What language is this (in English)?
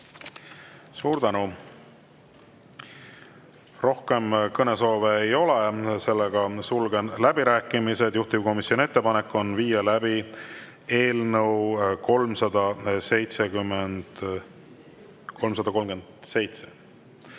Estonian